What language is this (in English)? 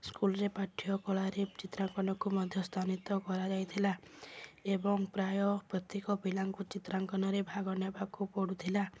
Odia